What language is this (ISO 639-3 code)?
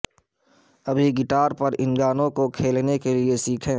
urd